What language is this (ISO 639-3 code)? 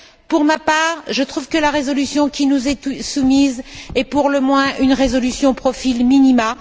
fra